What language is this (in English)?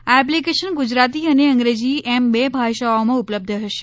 Gujarati